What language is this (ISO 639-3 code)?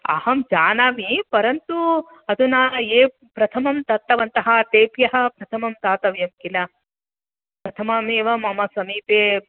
san